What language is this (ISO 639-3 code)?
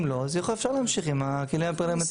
heb